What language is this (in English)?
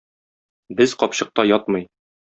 Tatar